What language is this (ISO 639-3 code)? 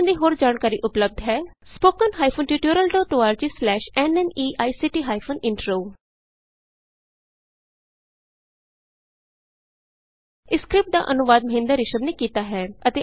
pan